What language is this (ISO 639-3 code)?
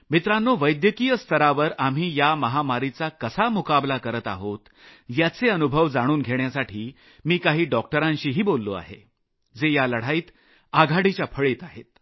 mar